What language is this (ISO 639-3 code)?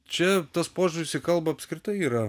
lit